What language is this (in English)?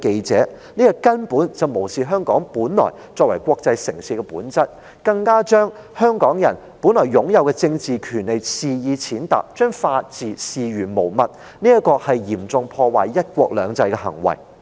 Cantonese